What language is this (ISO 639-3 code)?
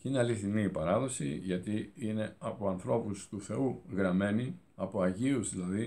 ell